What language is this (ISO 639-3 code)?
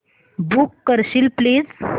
mar